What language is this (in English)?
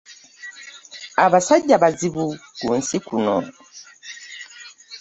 Ganda